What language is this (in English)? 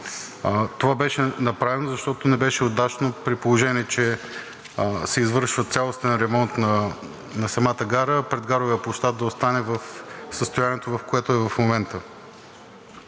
Bulgarian